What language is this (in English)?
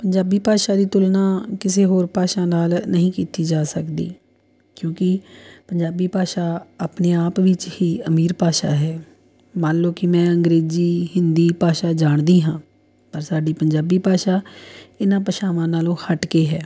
Punjabi